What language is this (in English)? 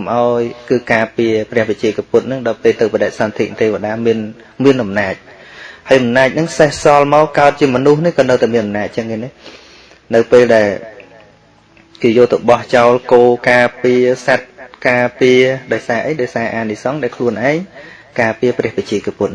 Vietnamese